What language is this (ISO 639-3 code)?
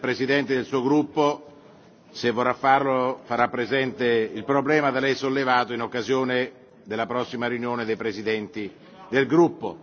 ita